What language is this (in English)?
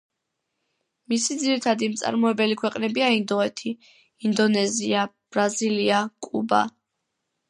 Georgian